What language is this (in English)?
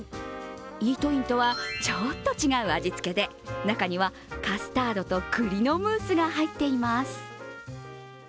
Japanese